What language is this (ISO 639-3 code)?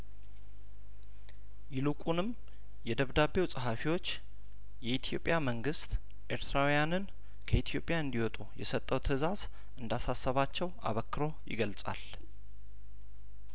amh